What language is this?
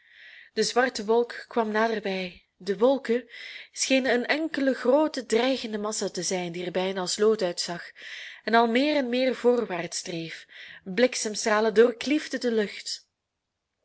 Dutch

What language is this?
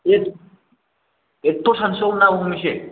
Bodo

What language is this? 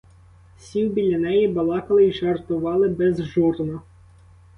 Ukrainian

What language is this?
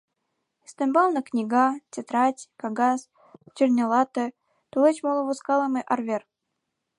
Mari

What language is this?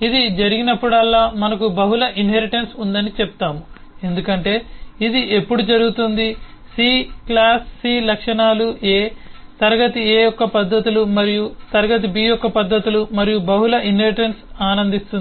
Telugu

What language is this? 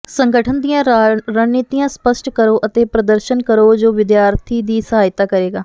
Punjabi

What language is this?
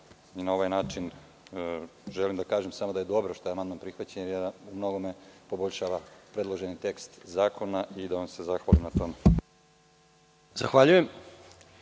Serbian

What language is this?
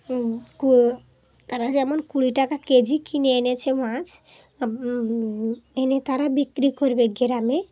Bangla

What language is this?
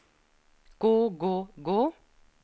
Norwegian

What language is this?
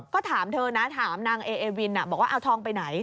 Thai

